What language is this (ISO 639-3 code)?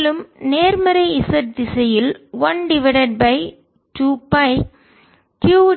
tam